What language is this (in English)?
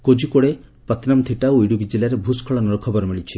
Odia